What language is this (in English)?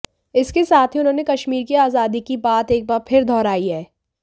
Hindi